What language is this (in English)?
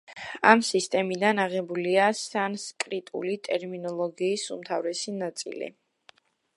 Georgian